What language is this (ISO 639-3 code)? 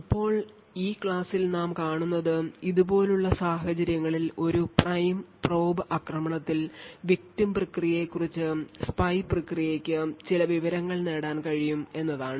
mal